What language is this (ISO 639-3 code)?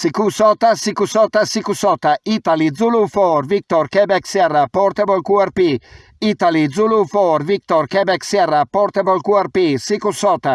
ita